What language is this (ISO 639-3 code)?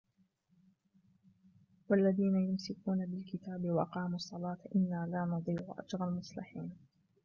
ara